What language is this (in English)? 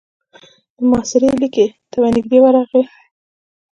Pashto